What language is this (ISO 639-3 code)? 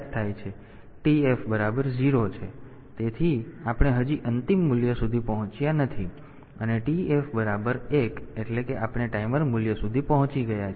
guj